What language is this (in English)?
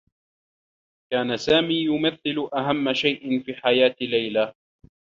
Arabic